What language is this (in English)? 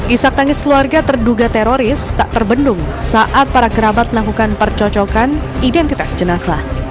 Indonesian